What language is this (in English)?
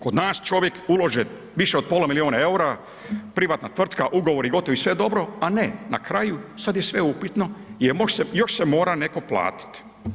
Croatian